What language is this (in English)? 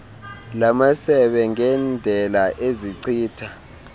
Xhosa